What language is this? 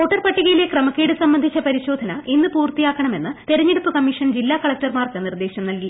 Malayalam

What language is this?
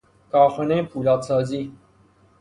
Persian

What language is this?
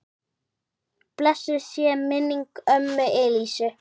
Icelandic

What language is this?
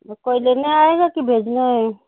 Urdu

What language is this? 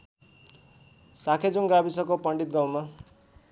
Nepali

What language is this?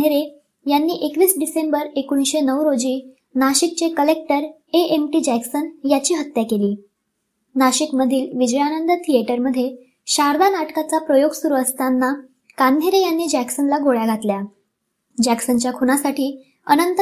Marathi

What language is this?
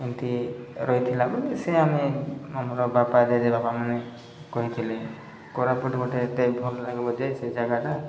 Odia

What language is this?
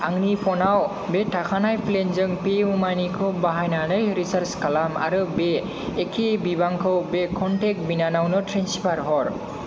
Bodo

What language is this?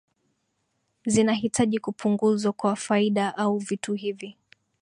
Swahili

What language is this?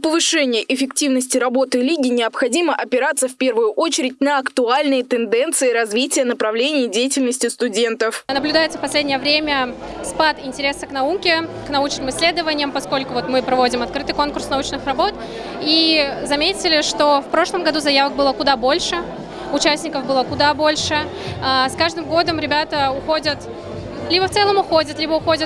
Russian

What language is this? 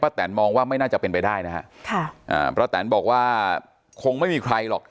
Thai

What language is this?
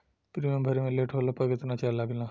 Bhojpuri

